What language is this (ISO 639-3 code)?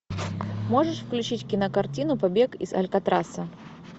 rus